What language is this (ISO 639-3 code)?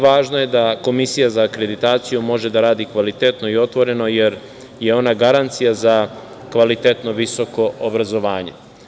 srp